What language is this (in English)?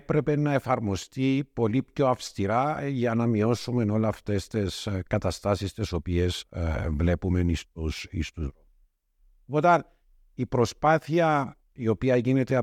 Greek